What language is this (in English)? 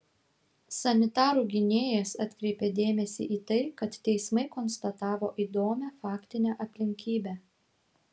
Lithuanian